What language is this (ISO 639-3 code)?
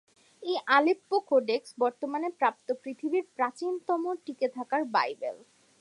ben